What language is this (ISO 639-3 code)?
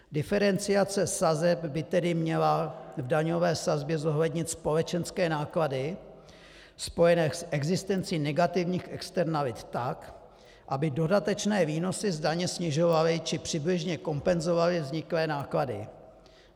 ces